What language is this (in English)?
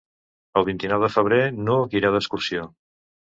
Catalan